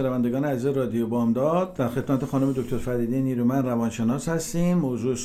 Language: Persian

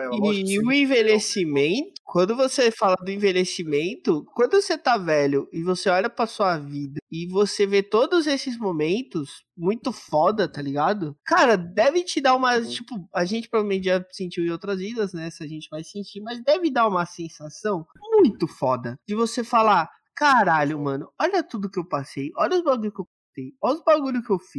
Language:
Portuguese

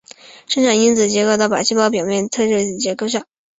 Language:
Chinese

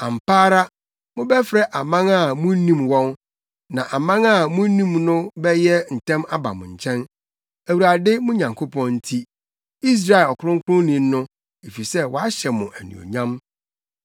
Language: Akan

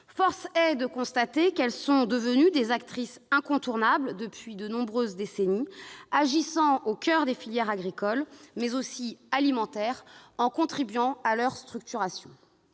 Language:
French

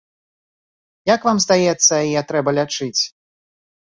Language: Belarusian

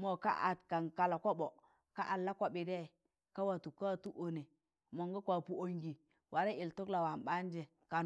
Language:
Tangale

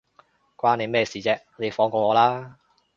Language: Cantonese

